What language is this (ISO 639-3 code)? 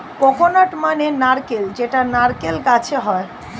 ben